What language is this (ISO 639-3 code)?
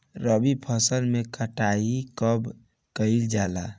bho